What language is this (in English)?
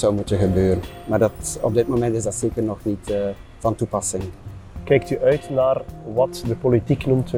Dutch